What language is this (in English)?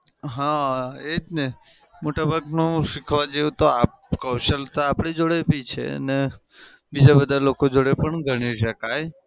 Gujarati